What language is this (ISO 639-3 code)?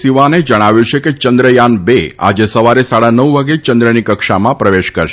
guj